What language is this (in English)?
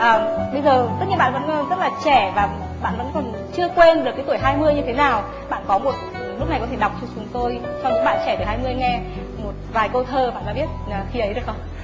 Vietnamese